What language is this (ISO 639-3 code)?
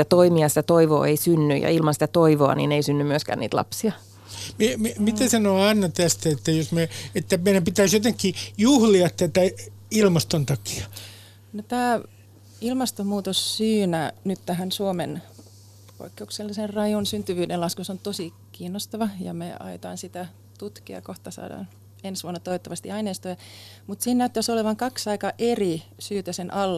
fin